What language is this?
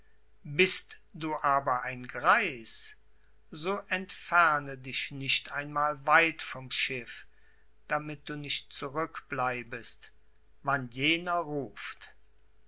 German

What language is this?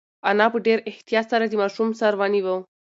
Pashto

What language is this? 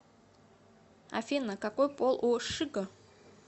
Russian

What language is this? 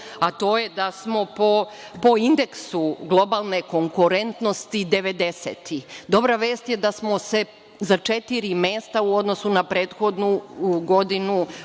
Serbian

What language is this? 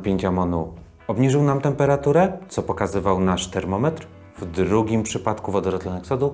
Polish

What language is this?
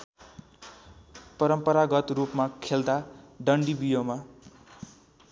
Nepali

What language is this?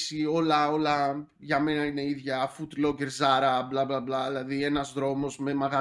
Greek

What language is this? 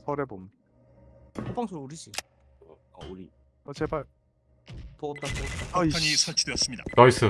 Korean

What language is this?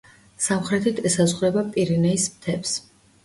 Georgian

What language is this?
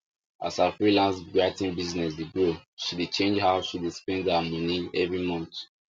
Nigerian Pidgin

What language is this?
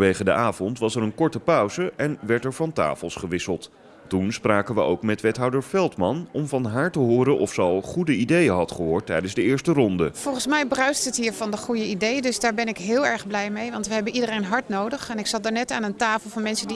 Dutch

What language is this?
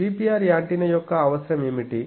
Telugu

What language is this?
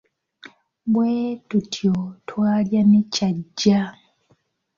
Ganda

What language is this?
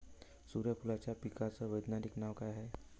Marathi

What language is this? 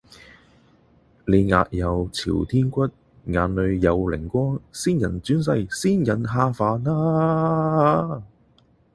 Cantonese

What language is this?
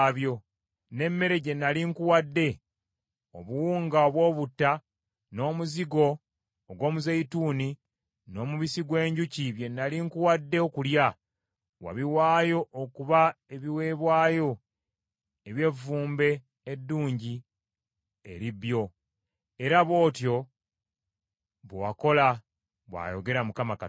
Ganda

